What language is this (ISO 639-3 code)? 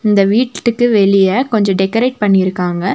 tam